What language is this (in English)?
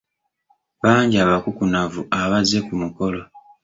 Ganda